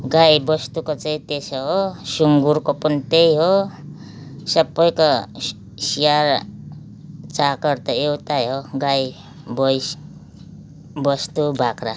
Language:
Nepali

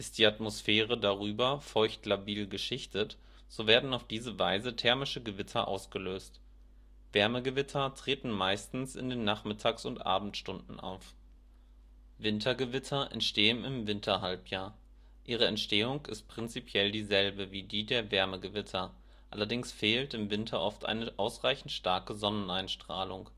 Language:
German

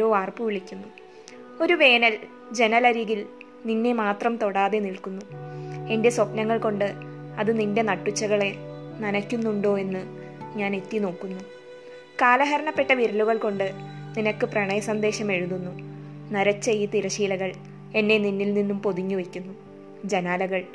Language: Malayalam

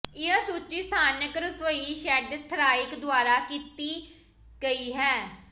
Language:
Punjabi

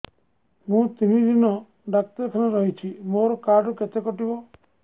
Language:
Odia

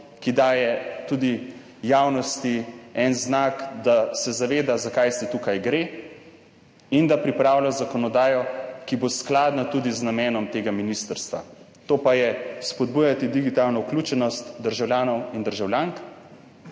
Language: Slovenian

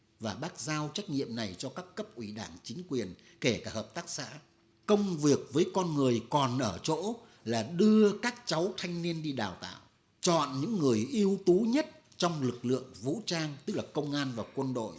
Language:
Vietnamese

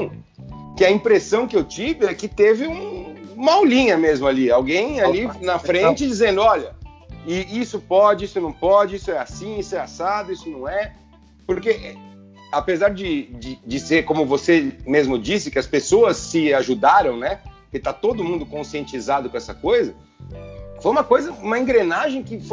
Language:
Portuguese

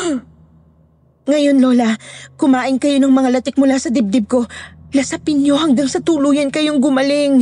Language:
Filipino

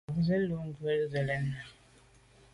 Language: Medumba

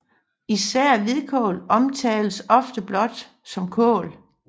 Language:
Danish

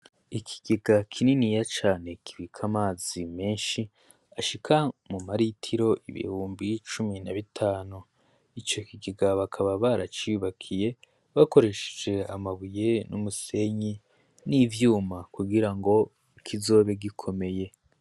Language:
Rundi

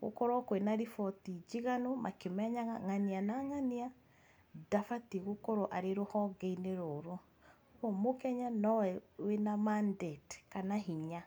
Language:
Kikuyu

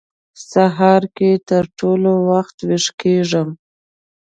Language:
Pashto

